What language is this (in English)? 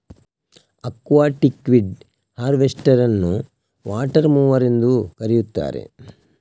Kannada